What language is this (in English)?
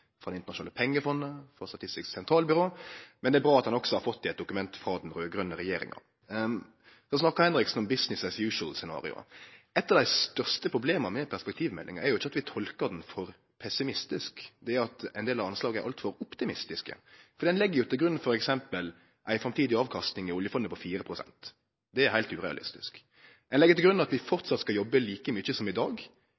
Norwegian Nynorsk